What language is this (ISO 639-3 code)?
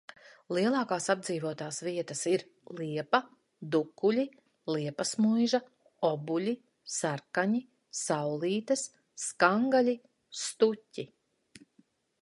lav